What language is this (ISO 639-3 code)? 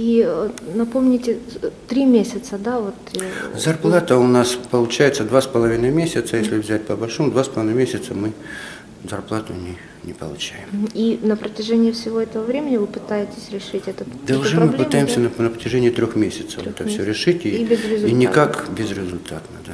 rus